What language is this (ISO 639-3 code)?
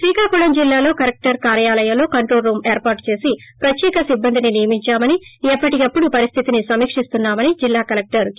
tel